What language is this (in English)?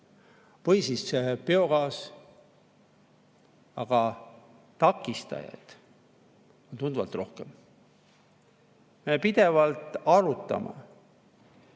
Estonian